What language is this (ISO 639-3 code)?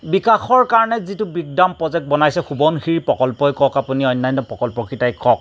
asm